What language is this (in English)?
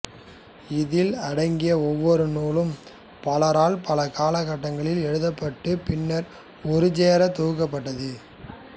Tamil